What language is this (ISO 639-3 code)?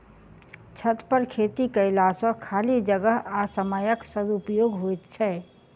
mai